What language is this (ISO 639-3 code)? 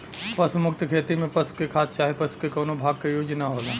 bho